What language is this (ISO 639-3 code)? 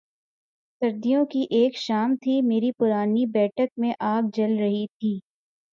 urd